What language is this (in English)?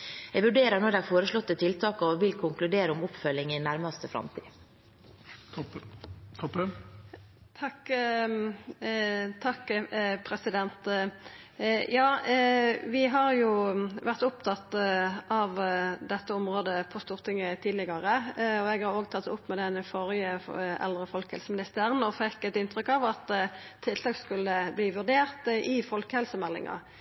Norwegian